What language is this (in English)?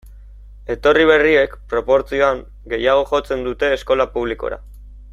Basque